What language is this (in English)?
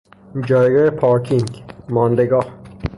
Persian